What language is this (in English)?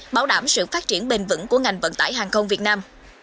Vietnamese